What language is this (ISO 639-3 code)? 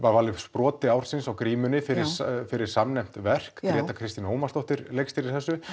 isl